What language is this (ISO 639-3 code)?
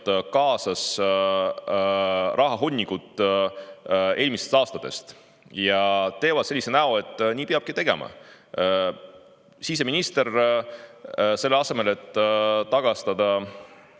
est